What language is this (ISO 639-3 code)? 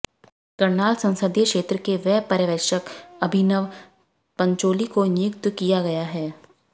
hin